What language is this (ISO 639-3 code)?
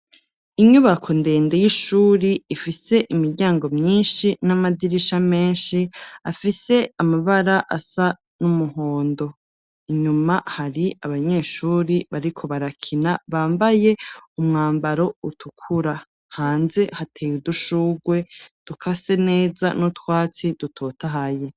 run